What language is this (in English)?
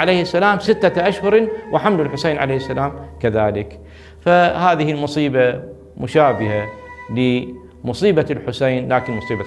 Arabic